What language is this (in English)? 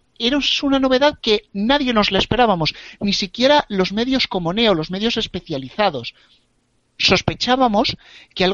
Spanish